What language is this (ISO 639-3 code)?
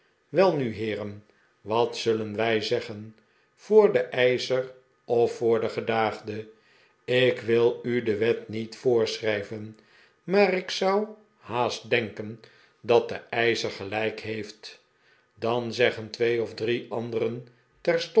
nld